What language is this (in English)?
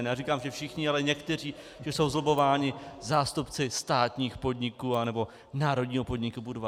Czech